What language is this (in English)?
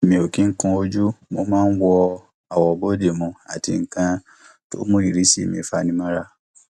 Yoruba